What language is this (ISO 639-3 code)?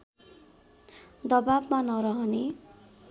nep